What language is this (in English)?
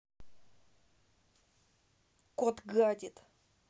Russian